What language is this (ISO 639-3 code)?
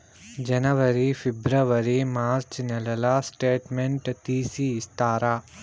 tel